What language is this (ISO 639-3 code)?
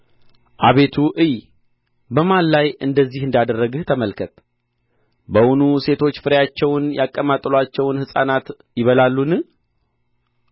amh